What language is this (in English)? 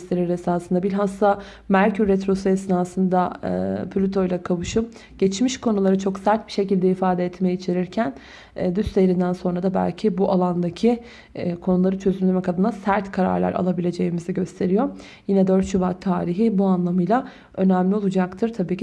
Turkish